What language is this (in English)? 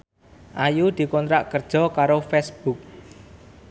Javanese